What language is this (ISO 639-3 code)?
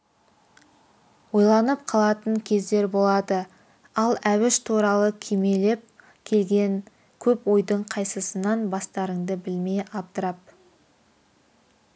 kaz